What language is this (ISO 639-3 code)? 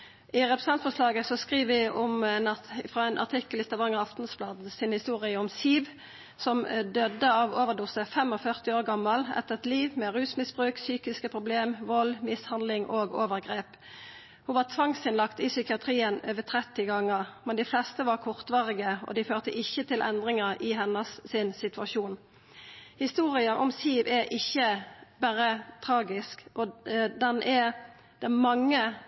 nno